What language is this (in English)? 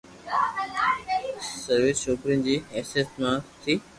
Loarki